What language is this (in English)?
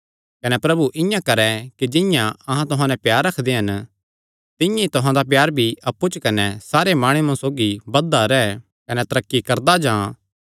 Kangri